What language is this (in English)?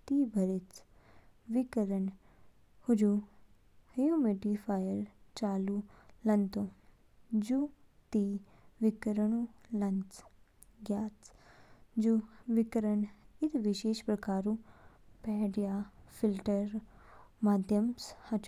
Kinnauri